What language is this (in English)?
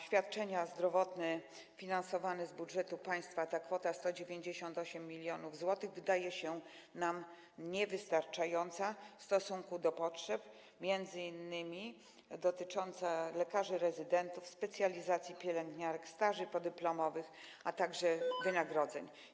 Polish